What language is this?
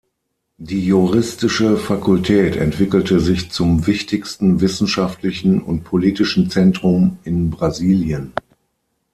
German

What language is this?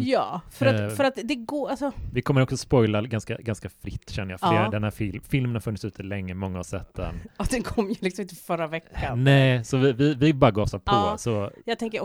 Swedish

